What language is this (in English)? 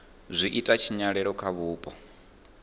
Venda